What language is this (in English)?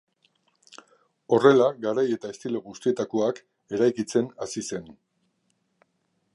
Basque